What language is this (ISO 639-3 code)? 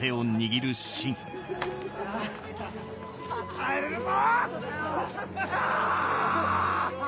jpn